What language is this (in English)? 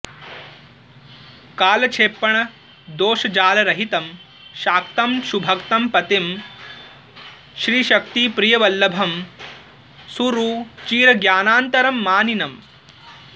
Sanskrit